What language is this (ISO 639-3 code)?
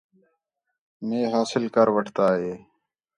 xhe